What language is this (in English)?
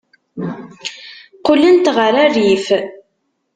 Kabyle